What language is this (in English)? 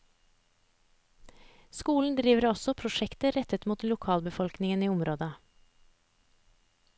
Norwegian